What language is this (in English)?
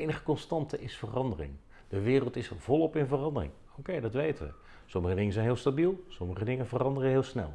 Dutch